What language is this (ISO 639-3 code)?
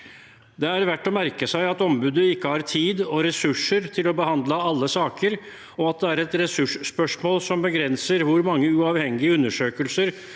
nor